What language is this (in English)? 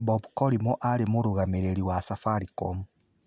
Kikuyu